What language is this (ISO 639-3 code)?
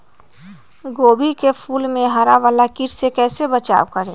mag